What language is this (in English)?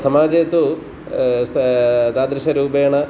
Sanskrit